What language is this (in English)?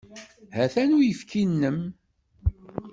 Kabyle